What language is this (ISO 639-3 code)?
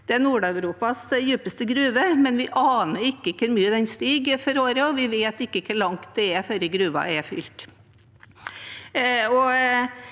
nor